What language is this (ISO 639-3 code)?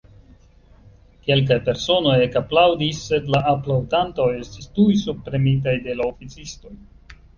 epo